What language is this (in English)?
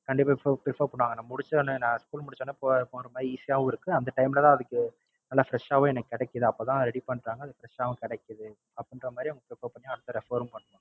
Tamil